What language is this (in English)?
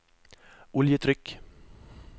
Norwegian